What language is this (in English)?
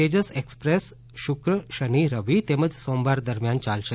Gujarati